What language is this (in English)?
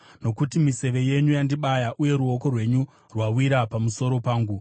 Shona